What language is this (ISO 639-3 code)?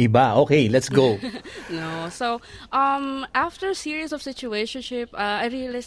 fil